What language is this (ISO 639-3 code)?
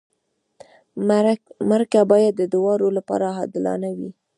pus